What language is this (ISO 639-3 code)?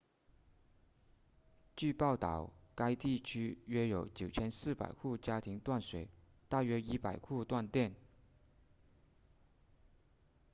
zho